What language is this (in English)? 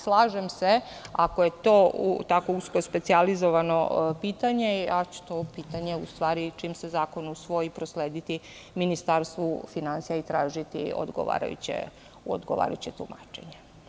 Serbian